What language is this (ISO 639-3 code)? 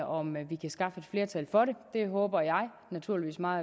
dan